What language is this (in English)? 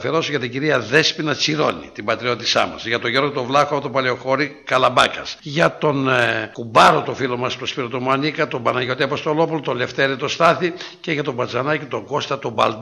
Greek